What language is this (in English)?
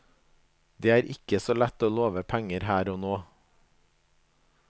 Norwegian